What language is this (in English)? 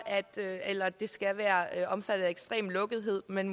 Danish